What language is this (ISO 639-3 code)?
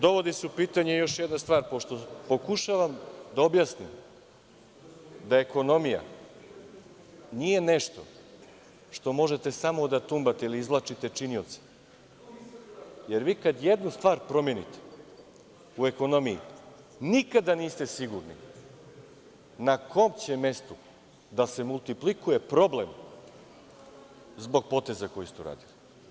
srp